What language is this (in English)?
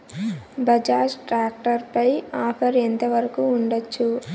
Telugu